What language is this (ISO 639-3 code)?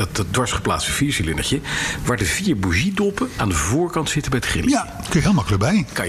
nld